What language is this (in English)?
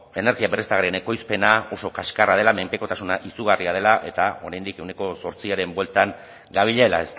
Basque